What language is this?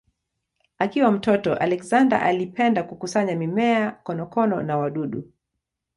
Swahili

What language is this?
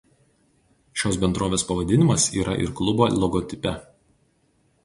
Lithuanian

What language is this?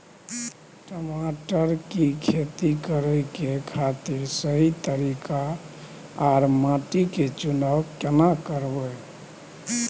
Maithili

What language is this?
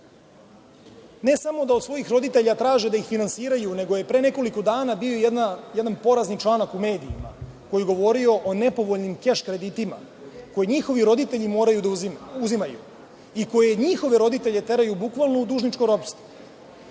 Serbian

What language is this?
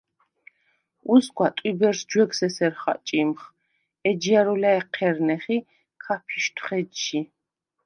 Svan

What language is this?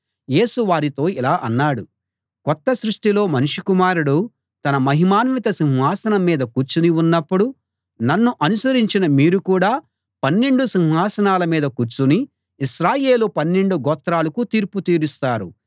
Telugu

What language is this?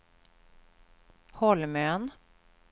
Swedish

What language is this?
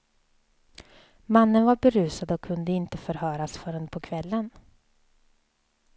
Swedish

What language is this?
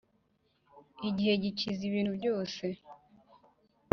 Kinyarwanda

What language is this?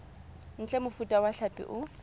Southern Sotho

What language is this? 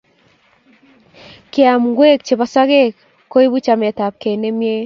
Kalenjin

